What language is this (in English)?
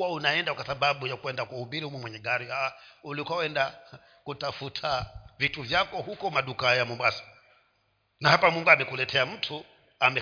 Swahili